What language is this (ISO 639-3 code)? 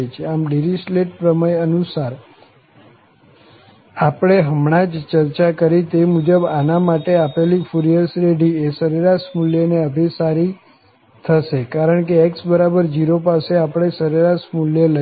guj